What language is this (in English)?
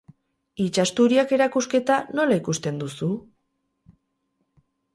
Basque